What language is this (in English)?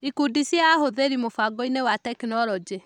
Kikuyu